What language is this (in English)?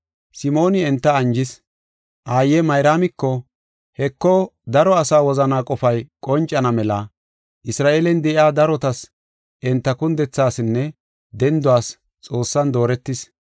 Gofa